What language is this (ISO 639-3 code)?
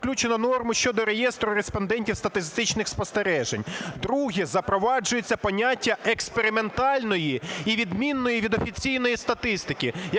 ukr